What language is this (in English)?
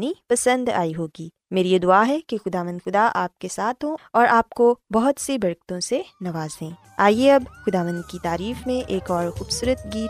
Urdu